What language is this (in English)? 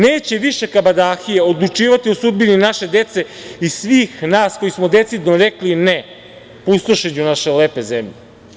Serbian